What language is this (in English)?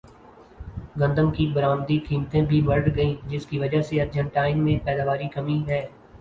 Urdu